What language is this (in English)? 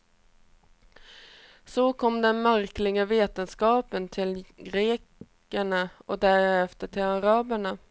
Swedish